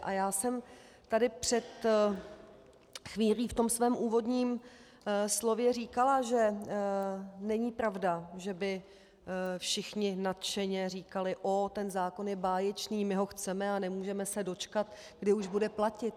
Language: Czech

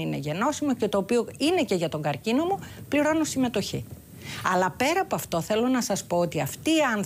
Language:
Greek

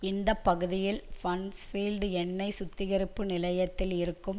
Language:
Tamil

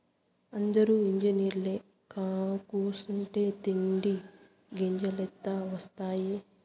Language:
Telugu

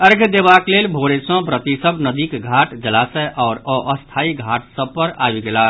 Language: Maithili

